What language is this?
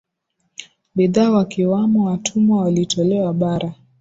Swahili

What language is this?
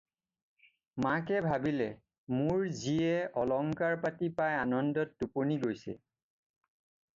Assamese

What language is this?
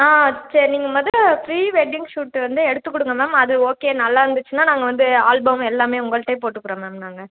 Tamil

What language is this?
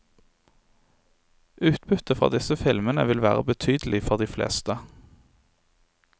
Norwegian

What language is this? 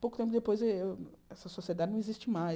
Portuguese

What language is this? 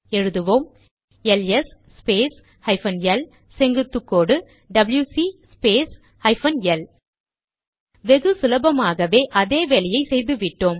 Tamil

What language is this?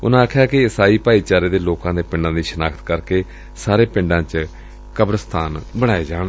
Punjabi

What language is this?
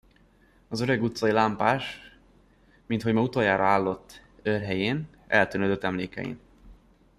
Hungarian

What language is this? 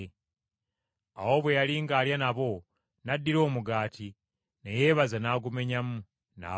Ganda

